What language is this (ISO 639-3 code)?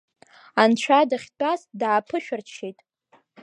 abk